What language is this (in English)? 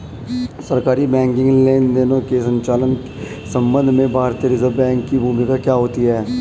Hindi